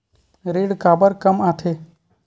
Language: Chhattisgarhi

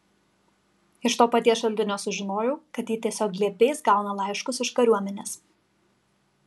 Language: Lithuanian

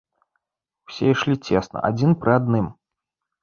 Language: Belarusian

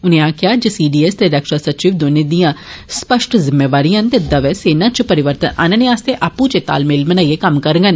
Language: Dogri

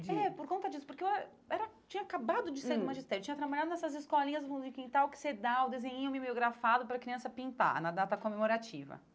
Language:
Portuguese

